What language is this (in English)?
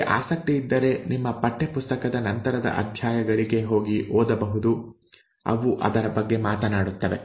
Kannada